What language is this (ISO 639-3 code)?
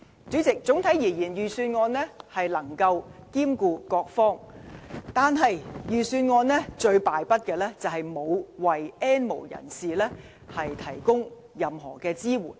yue